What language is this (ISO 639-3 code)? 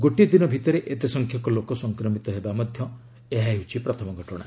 ori